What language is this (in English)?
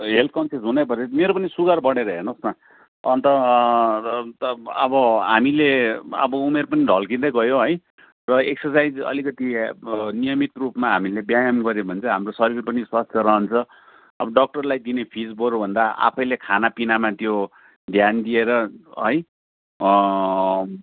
Nepali